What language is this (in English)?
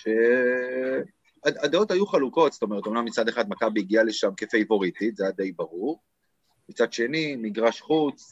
Hebrew